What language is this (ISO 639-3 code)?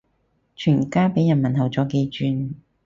yue